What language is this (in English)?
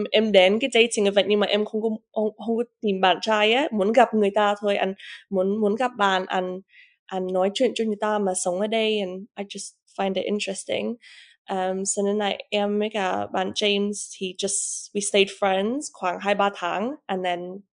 Vietnamese